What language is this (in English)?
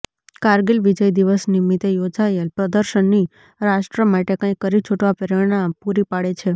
Gujarati